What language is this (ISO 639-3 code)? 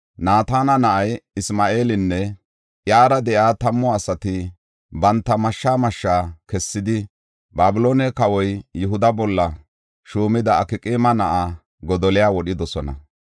gof